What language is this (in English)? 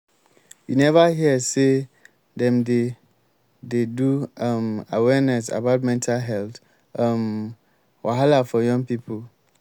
Nigerian Pidgin